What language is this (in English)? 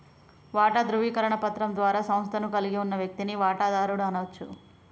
Telugu